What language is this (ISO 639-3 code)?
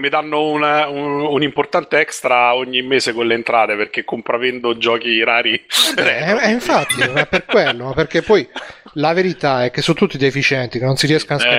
ita